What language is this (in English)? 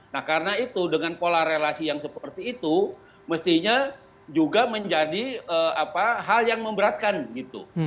Indonesian